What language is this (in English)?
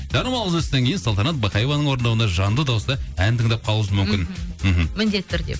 Kazakh